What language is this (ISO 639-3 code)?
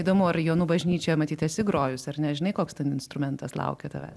lit